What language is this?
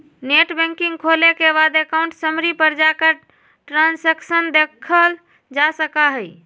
Magahi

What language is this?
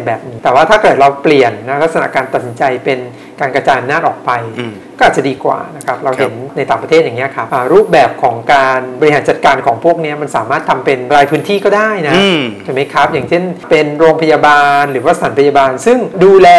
Thai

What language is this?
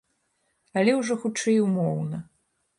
Belarusian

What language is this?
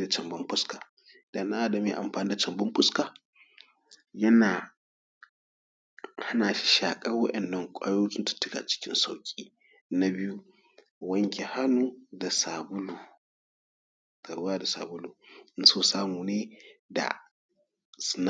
Hausa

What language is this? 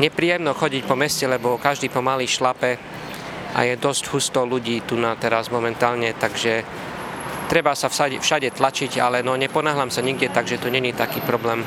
Slovak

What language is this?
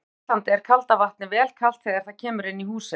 Icelandic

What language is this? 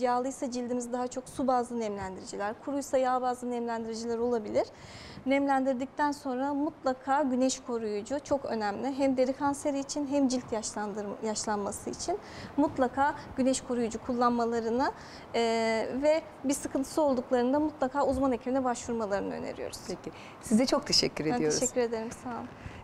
Turkish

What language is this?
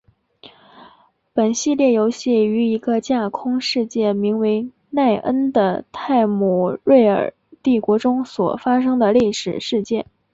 Chinese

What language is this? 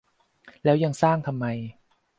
Thai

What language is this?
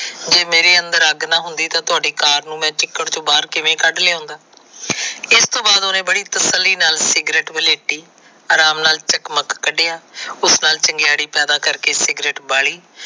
Punjabi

